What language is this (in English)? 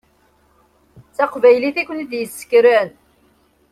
Kabyle